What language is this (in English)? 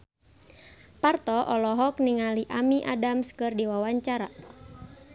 Sundanese